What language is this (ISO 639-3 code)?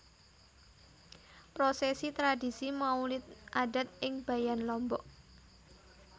jav